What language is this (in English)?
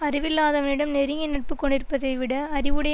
Tamil